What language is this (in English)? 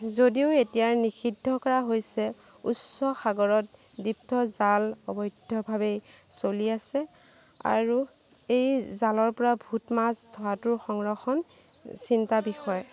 Assamese